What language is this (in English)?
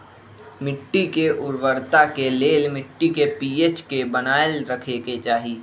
Magahi